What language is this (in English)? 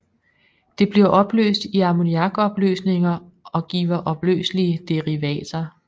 Danish